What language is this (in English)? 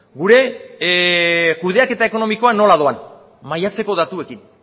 Basque